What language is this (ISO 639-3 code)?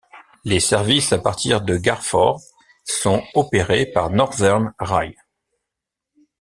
fra